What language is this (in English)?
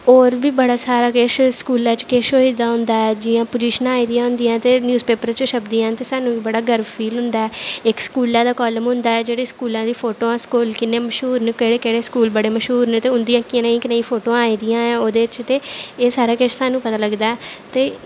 Dogri